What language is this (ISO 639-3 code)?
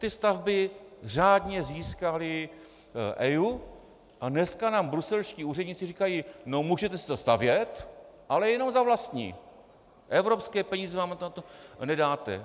ces